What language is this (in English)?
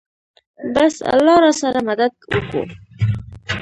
Pashto